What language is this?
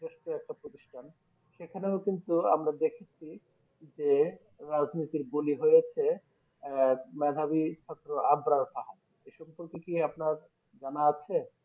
Bangla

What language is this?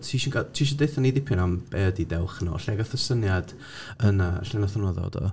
Welsh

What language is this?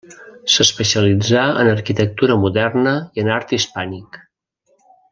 Catalan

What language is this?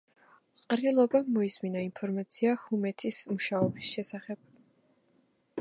Georgian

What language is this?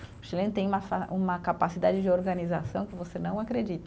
Portuguese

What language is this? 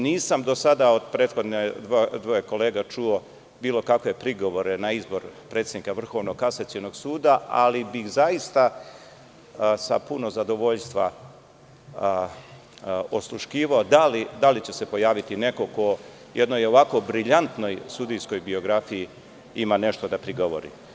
Serbian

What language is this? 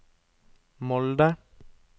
Norwegian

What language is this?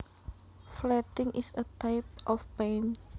Javanese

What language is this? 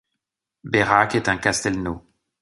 French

